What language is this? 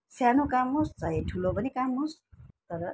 Nepali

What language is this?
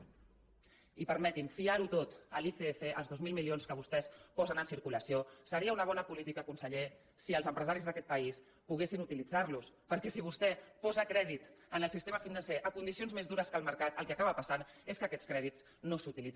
Catalan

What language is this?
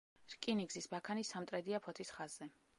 Georgian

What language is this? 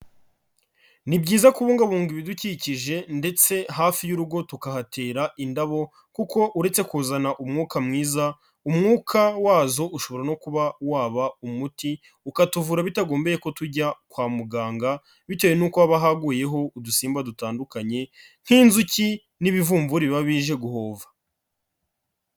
Kinyarwanda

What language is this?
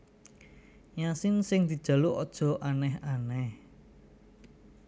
Javanese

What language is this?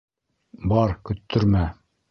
Bashkir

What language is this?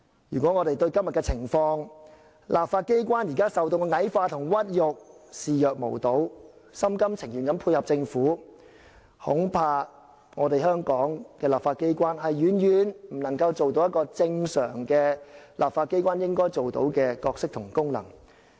Cantonese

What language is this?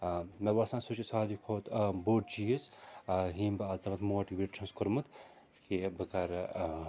Kashmiri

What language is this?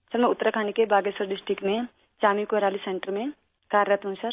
Urdu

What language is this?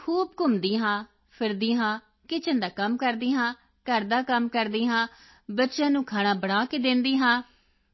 Punjabi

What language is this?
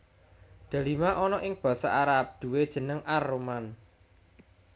Javanese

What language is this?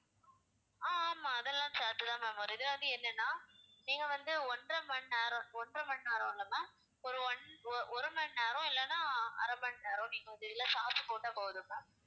Tamil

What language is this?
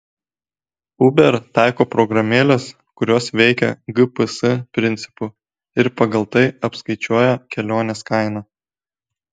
Lithuanian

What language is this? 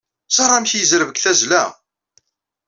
Kabyle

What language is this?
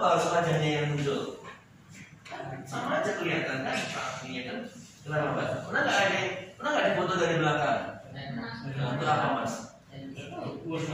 Indonesian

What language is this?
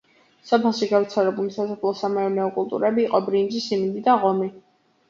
Georgian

